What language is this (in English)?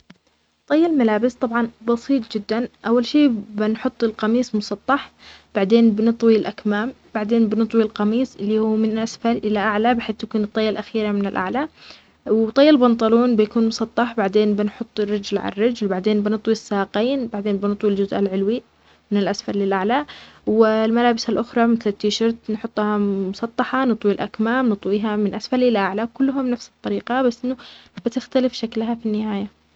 Omani Arabic